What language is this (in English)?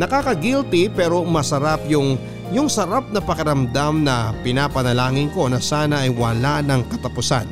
Filipino